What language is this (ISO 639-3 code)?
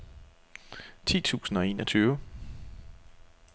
dan